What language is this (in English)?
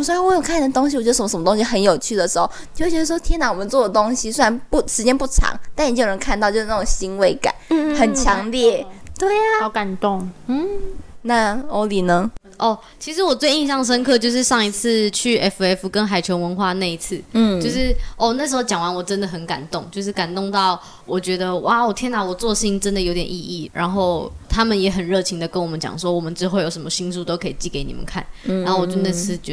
Chinese